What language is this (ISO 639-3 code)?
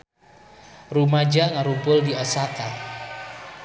sun